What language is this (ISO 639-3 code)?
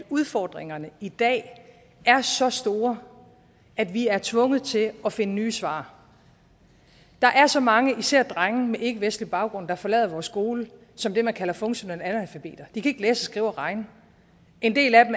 dan